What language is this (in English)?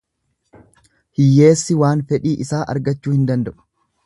Oromo